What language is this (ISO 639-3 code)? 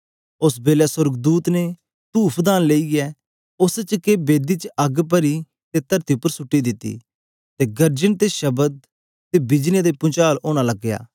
doi